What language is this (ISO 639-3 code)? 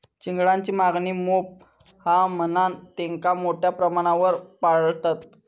mar